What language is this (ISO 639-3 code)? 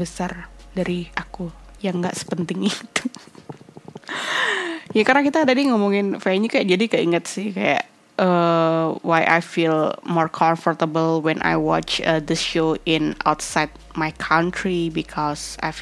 ind